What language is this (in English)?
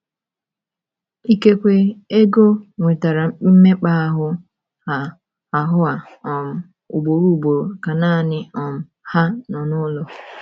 Igbo